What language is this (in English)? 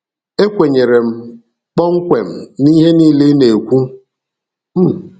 Igbo